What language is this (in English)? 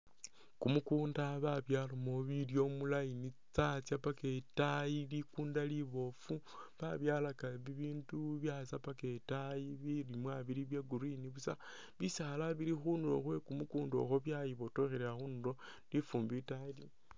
Masaaba